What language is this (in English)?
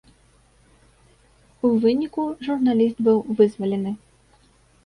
Belarusian